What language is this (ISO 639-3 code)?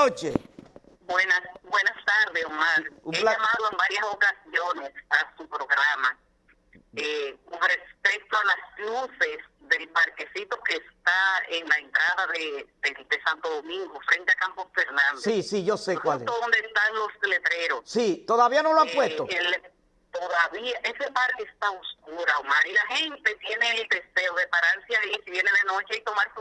spa